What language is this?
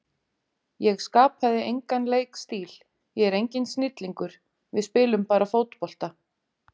Icelandic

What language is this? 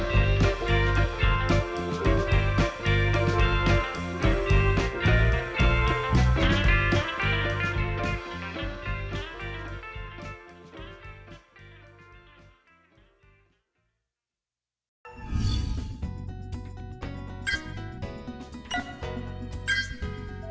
Vietnamese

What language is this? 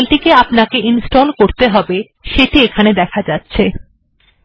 Bangla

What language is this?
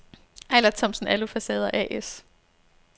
Danish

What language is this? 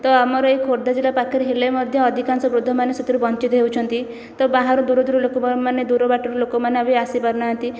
Odia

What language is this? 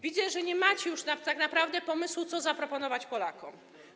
Polish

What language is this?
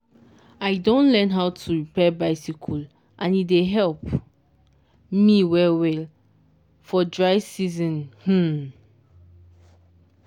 Nigerian Pidgin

